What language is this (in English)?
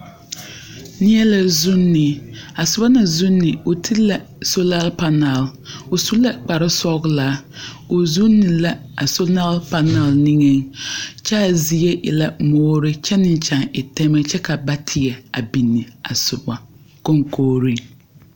Southern Dagaare